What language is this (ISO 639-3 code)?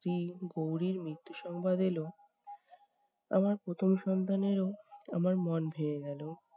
ben